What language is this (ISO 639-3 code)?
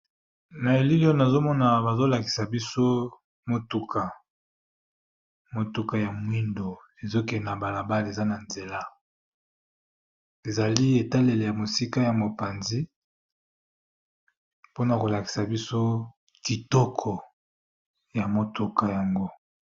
lin